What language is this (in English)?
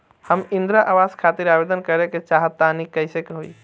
Bhojpuri